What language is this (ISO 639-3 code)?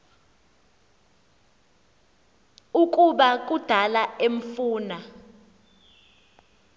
xho